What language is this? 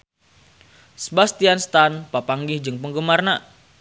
Sundanese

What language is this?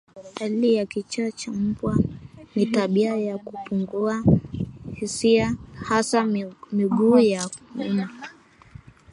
Swahili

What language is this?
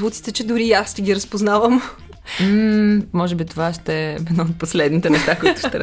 Bulgarian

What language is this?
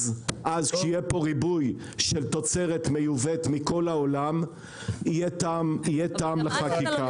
Hebrew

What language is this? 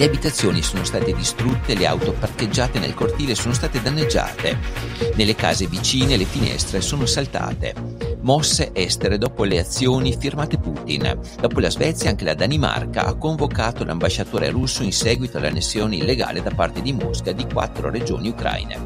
Italian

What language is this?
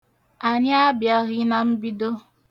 Igbo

